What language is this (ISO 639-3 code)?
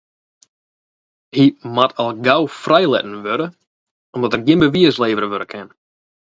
fry